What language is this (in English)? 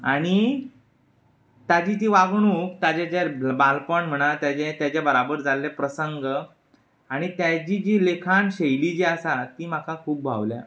Konkani